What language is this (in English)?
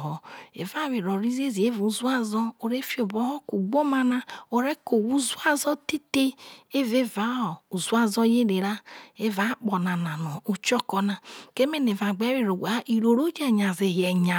Isoko